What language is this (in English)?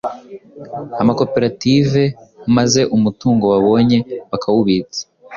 Kinyarwanda